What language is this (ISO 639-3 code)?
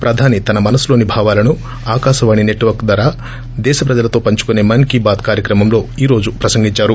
tel